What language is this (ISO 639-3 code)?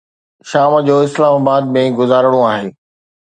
snd